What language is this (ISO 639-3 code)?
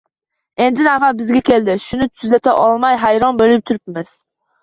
uzb